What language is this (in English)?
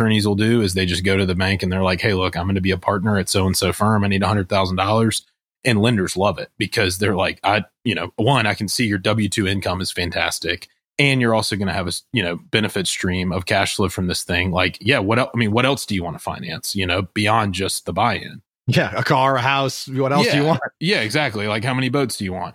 English